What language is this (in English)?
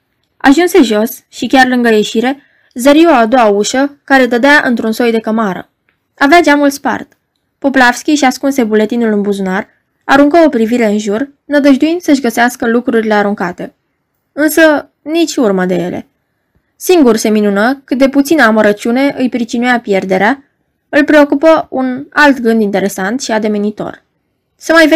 Romanian